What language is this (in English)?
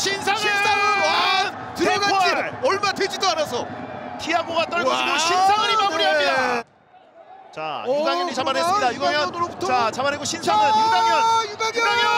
Korean